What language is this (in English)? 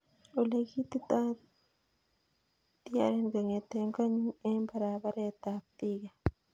Kalenjin